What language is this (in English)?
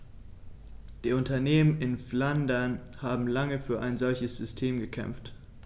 German